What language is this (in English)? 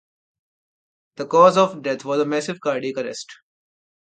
English